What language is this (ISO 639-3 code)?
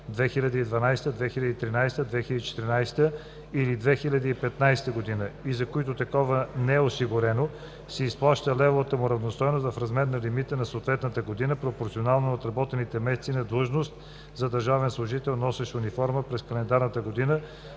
bul